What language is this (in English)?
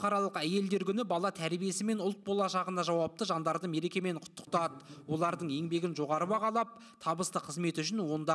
Turkish